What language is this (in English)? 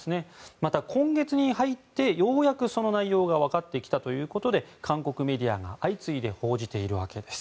Japanese